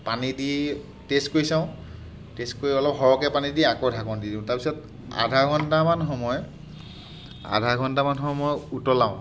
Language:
Assamese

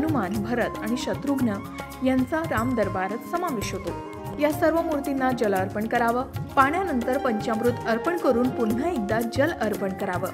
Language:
Romanian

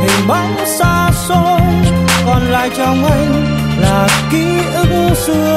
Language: Vietnamese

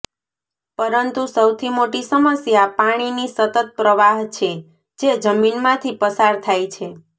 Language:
Gujarati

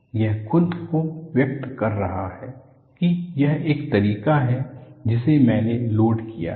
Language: Hindi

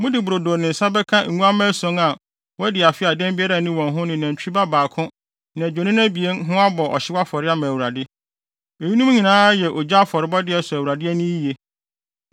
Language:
Akan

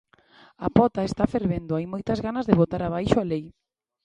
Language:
Galician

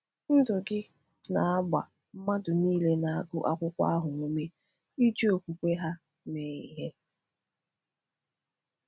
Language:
Igbo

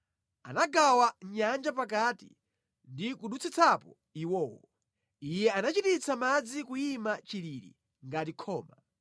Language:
Nyanja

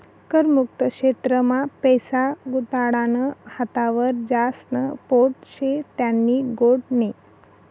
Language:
Marathi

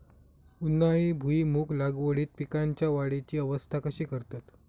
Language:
Marathi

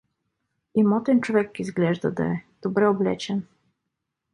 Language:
Bulgarian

